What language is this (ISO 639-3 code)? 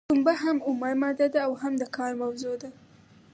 pus